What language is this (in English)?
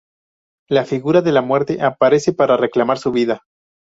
Spanish